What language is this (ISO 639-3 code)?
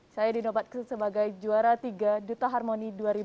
ind